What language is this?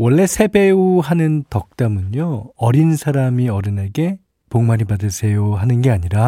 Korean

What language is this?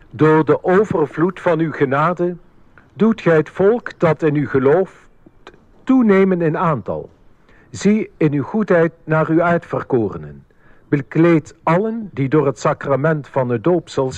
Dutch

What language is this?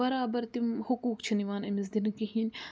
Kashmiri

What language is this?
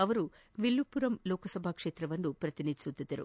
Kannada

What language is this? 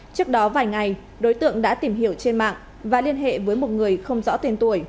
Vietnamese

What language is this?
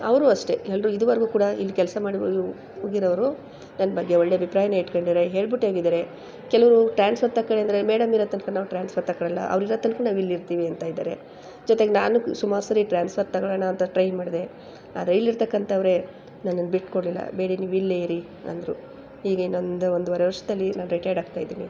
Kannada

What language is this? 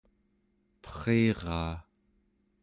Central Yupik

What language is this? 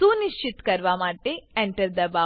Gujarati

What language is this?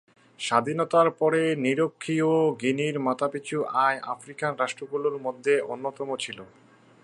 Bangla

